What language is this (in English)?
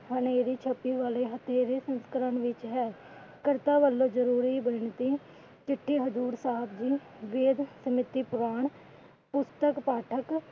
Punjabi